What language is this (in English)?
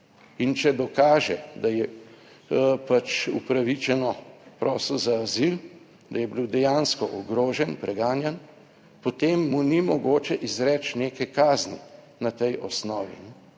Slovenian